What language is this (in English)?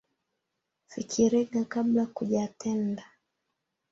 Swahili